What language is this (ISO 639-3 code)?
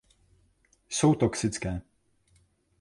ces